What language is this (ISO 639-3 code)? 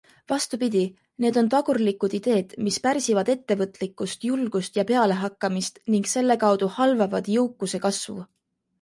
est